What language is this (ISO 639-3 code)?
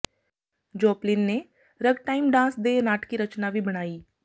pan